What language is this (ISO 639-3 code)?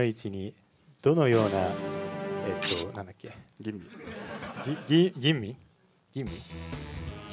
jpn